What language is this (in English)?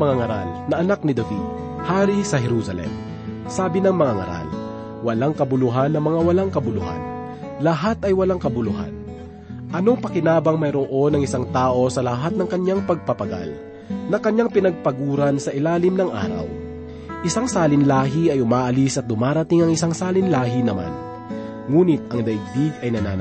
Filipino